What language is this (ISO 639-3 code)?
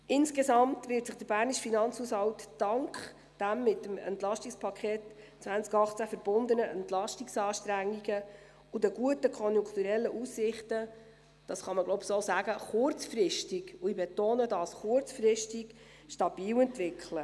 gsw